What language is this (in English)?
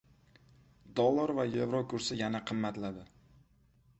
Uzbek